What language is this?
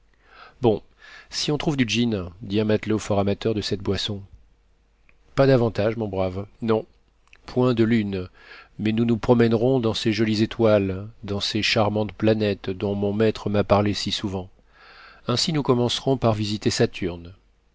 French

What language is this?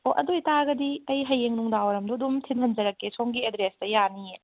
Manipuri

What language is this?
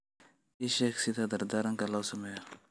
Somali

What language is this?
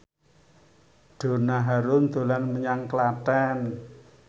Javanese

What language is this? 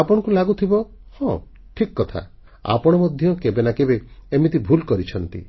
Odia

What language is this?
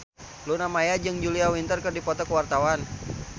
Sundanese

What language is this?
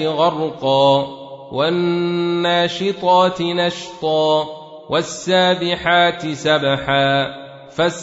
Arabic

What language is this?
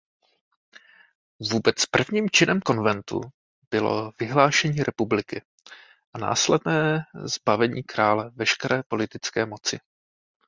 Czech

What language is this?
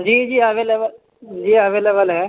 Urdu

